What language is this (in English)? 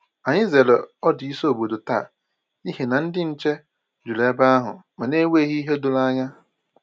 Igbo